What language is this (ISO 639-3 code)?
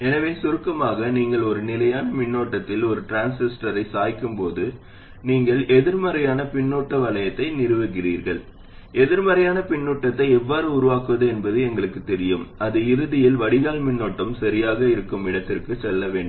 tam